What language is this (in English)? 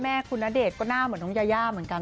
Thai